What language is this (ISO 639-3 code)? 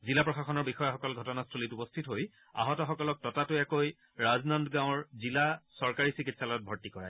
asm